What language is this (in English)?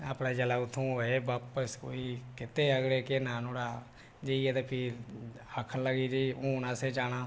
Dogri